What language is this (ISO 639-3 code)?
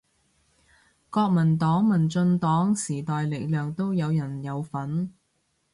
yue